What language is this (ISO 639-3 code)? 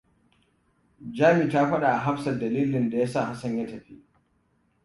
hau